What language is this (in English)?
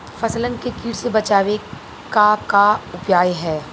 Bhojpuri